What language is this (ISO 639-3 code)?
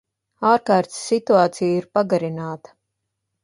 lav